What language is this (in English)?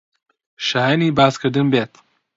Central Kurdish